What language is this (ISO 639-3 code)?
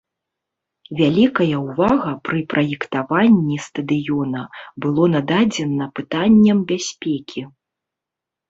bel